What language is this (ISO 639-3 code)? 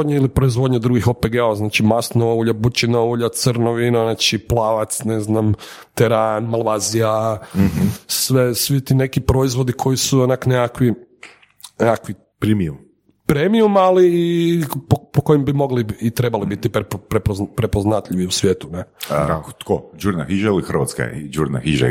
hrv